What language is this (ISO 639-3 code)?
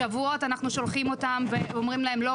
heb